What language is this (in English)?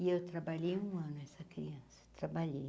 Portuguese